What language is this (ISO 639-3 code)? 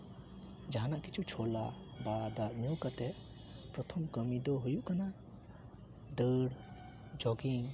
sat